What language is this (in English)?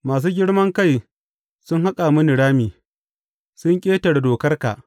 Hausa